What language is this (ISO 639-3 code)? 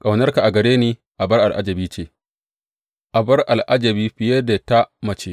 hau